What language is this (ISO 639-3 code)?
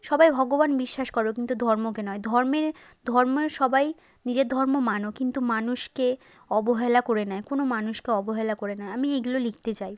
ben